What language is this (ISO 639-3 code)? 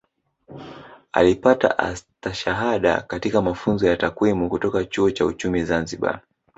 swa